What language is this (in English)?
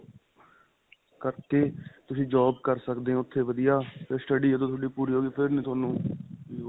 Punjabi